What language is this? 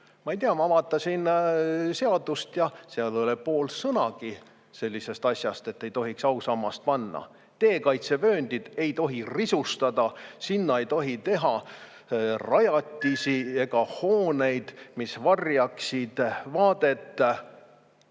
Estonian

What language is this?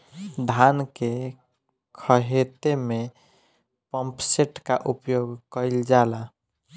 Bhojpuri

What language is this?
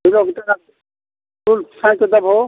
Maithili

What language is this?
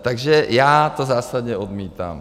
Czech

